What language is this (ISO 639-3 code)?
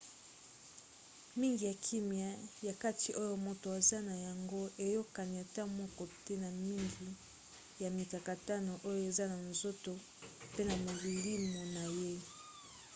lin